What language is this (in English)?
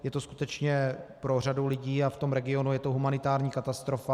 Czech